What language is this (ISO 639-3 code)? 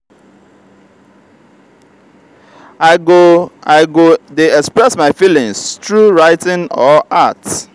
pcm